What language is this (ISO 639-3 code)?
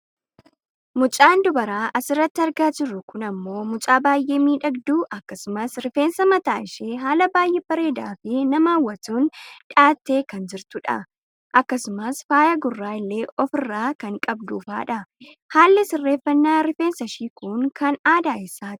orm